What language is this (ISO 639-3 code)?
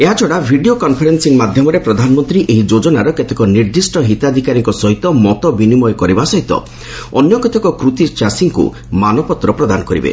ori